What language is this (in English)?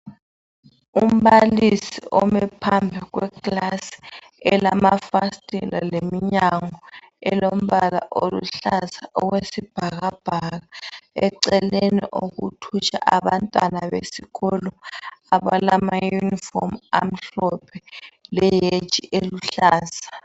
North Ndebele